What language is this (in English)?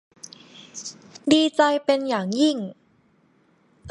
Thai